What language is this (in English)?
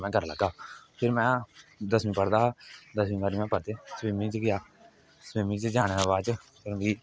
Dogri